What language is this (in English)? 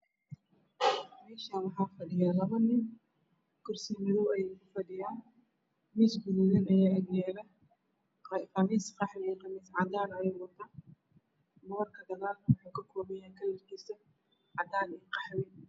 Somali